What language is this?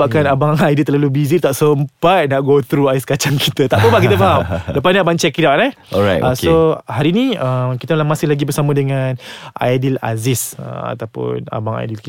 Malay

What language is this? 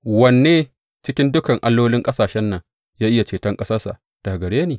Hausa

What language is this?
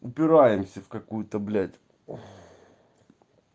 Russian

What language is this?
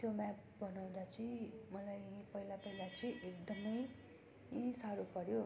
Nepali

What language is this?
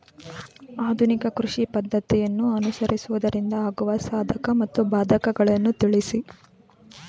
Kannada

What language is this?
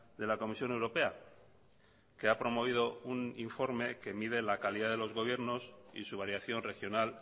Spanish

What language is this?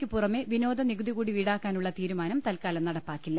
Malayalam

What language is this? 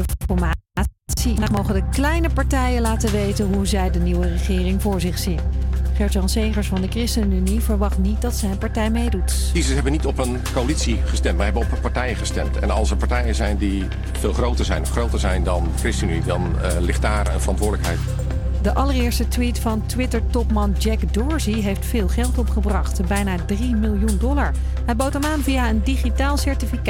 Dutch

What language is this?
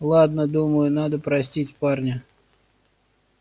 Russian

